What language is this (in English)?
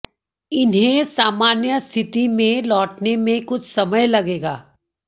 Hindi